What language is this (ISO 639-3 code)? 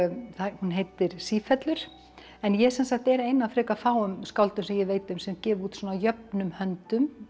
isl